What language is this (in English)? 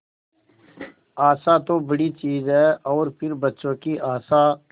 Hindi